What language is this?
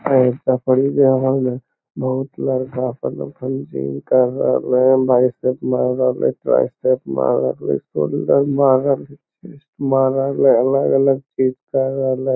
Magahi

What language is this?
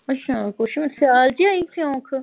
Punjabi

